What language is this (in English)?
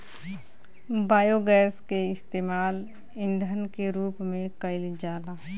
Bhojpuri